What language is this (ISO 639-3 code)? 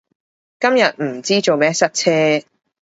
yue